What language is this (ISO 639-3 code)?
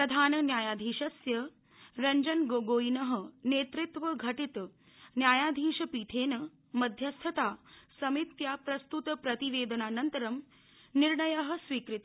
san